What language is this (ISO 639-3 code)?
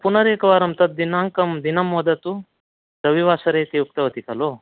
san